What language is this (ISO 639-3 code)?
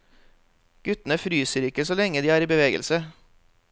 nor